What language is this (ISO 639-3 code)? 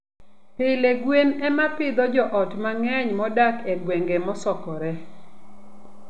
luo